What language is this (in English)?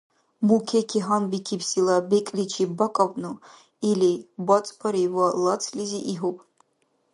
Dargwa